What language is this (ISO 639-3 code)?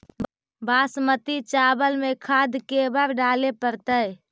mag